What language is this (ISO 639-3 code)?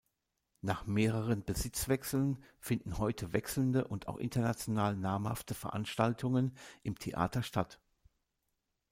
deu